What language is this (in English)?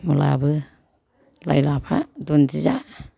Bodo